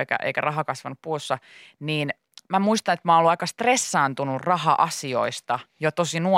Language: Finnish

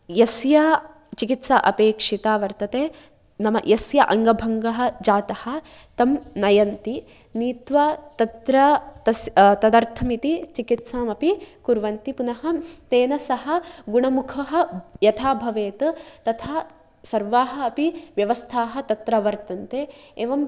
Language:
Sanskrit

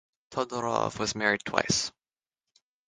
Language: English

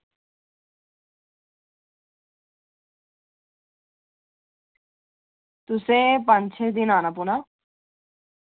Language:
Dogri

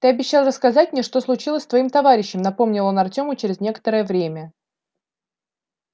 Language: Russian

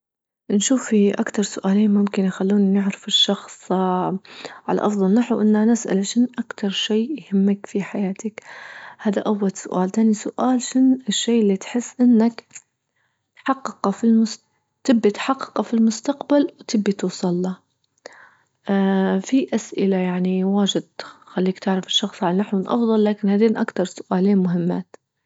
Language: Libyan Arabic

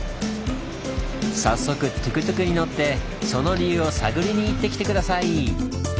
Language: Japanese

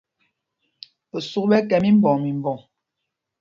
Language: Mpumpong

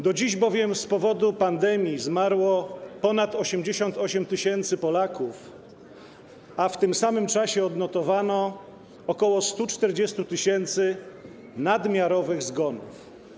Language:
Polish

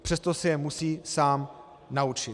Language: Czech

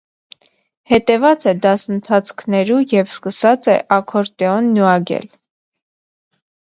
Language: Armenian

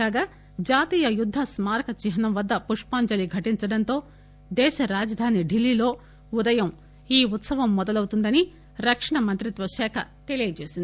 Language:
Telugu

